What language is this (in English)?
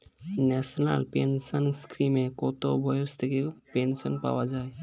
Bangla